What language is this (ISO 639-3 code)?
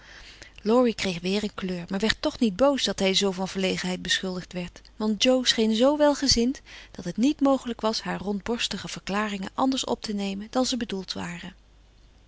nld